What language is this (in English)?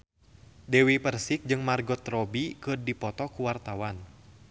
Sundanese